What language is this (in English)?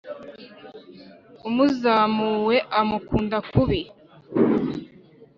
Kinyarwanda